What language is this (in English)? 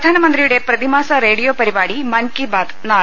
Malayalam